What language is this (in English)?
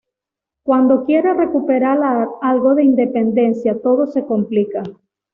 Spanish